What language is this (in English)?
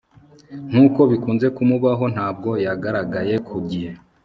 Kinyarwanda